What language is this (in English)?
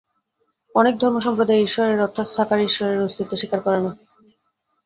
Bangla